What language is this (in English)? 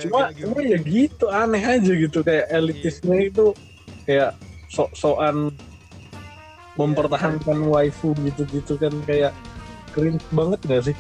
Indonesian